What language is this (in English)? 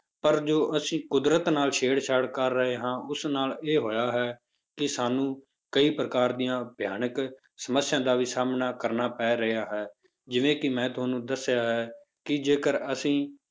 Punjabi